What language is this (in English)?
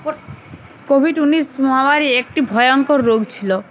Bangla